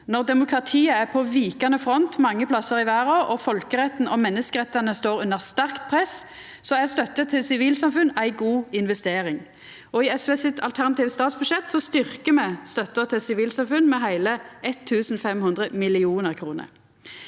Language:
Norwegian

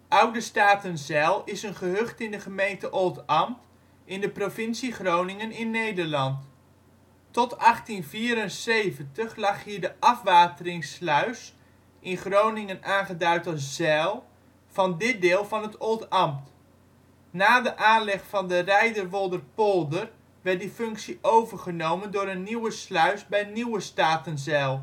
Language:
Dutch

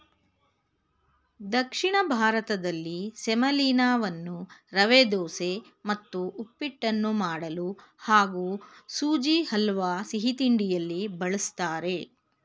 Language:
Kannada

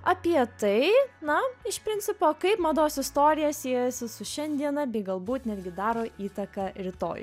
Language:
Lithuanian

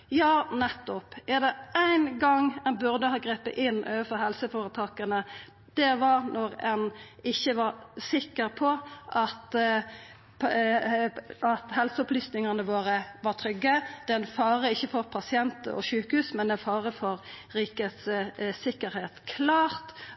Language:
Norwegian Nynorsk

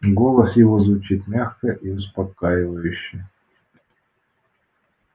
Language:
Russian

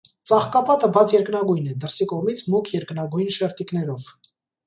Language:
Armenian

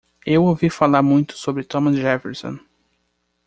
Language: Portuguese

